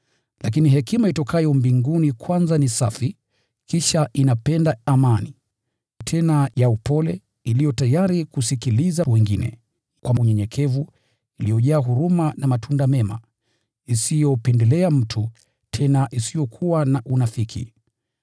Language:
Swahili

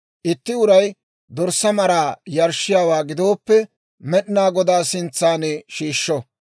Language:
Dawro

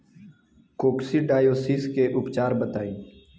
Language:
Bhojpuri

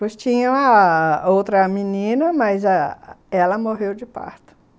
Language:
Portuguese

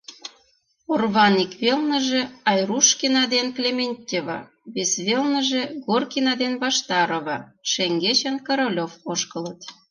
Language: Mari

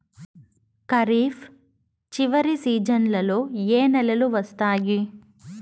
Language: Telugu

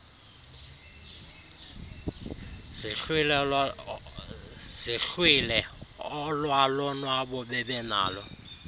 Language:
Xhosa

